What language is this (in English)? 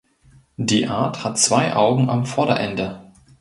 German